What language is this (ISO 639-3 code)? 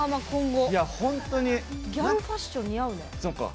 jpn